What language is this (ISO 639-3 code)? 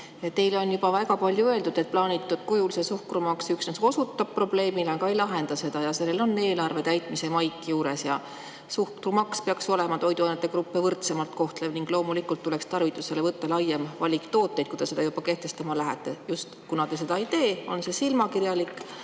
est